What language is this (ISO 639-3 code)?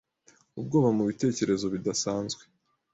kin